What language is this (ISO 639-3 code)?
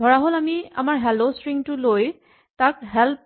asm